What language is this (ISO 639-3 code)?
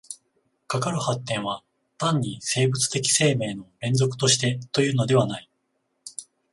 jpn